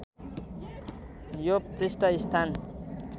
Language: Nepali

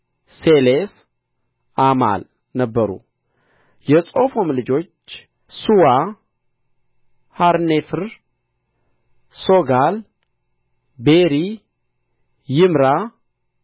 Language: Amharic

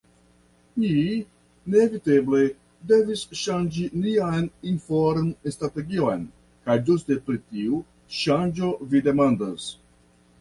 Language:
Esperanto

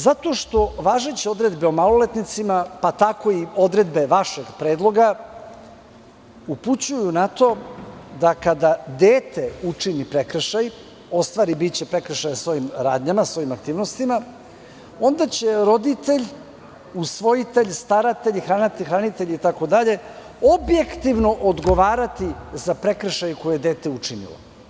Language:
Serbian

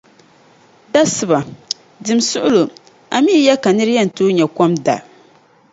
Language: Dagbani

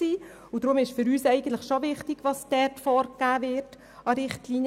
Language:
Swiss German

